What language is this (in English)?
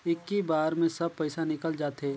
Chhattisgarhi